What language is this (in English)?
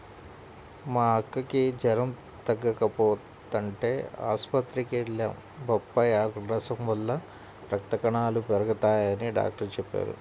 Telugu